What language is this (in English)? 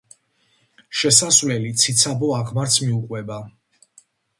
Georgian